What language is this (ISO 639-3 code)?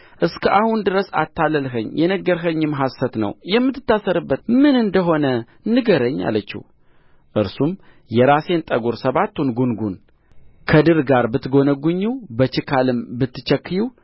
amh